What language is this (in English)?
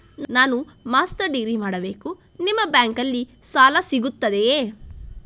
Kannada